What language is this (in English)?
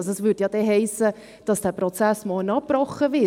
Swiss German